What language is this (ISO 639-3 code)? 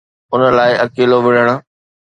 snd